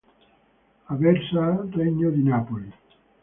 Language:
Italian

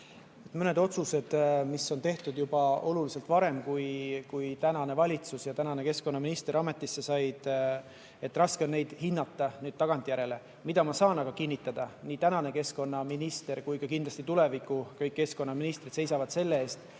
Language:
Estonian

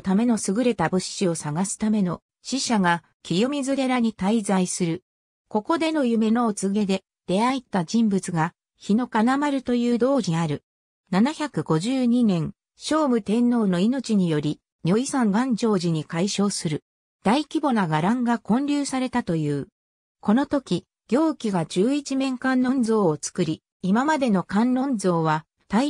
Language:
Japanese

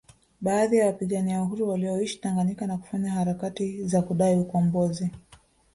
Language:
Swahili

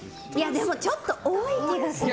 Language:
Japanese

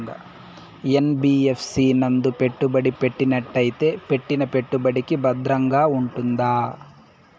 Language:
Telugu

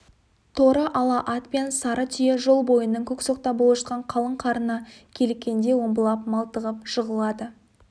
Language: Kazakh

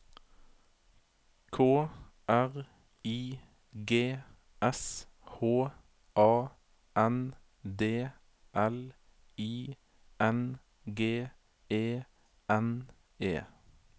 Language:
Norwegian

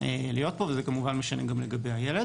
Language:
Hebrew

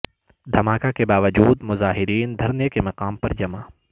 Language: Urdu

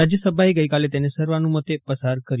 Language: Gujarati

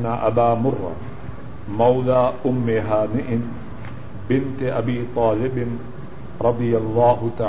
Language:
Urdu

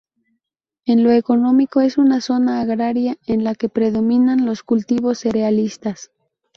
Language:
Spanish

